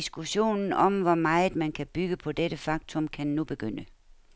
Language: Danish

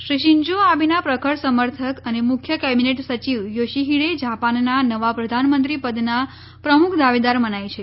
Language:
Gujarati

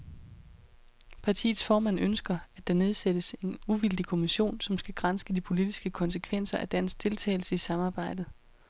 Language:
Danish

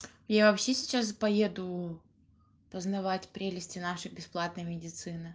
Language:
Russian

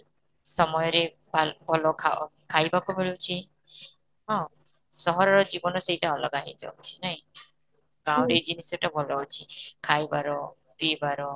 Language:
Odia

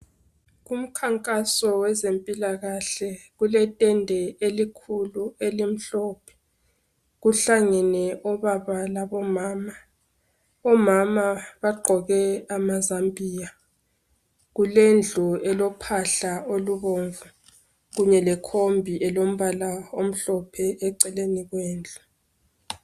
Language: North Ndebele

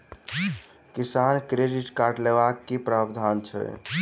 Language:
Maithili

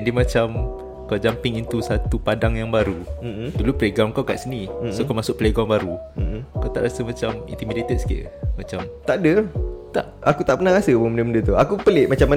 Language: Malay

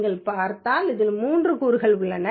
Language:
Tamil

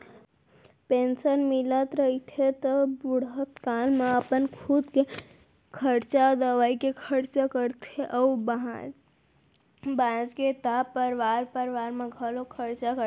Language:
Chhattisgarhi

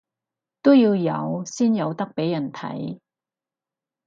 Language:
Cantonese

